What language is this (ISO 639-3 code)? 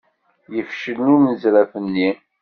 kab